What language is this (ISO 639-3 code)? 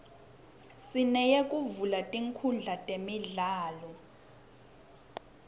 ssw